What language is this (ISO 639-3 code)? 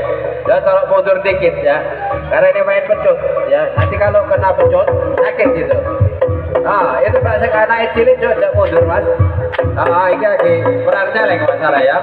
ind